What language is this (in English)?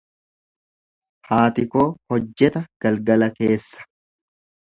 Oromo